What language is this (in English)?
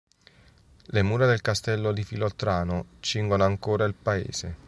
Italian